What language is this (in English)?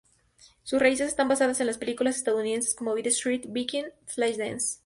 Spanish